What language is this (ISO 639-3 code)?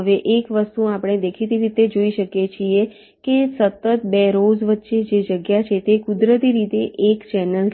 guj